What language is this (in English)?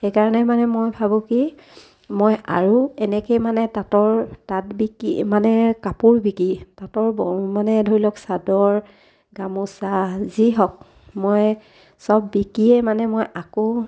Assamese